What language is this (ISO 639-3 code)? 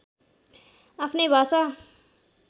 nep